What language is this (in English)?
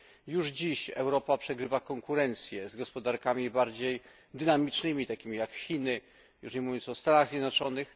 Polish